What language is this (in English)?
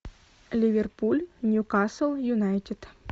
Russian